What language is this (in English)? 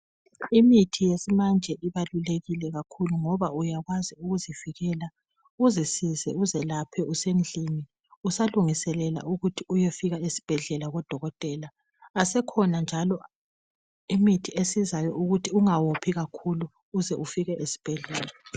North Ndebele